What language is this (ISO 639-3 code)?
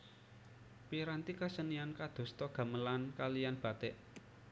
jav